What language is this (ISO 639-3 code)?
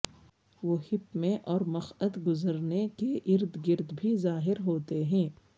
urd